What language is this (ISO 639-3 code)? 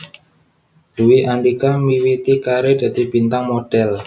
jav